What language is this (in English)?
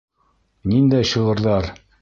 Bashkir